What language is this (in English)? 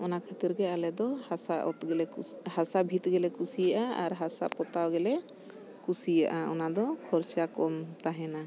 Santali